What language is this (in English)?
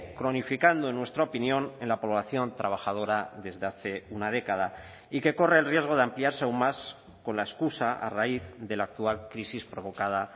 Spanish